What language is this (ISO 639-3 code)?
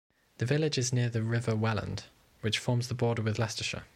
eng